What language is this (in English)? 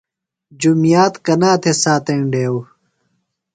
Phalura